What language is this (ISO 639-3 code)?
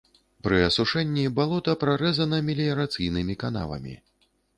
bel